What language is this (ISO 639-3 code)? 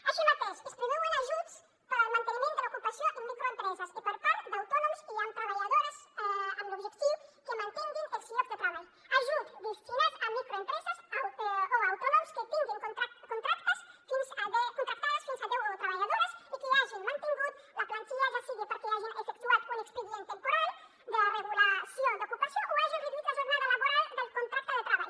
cat